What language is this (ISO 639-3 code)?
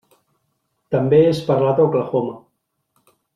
cat